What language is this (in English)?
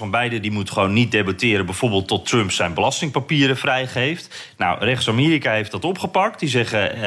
Dutch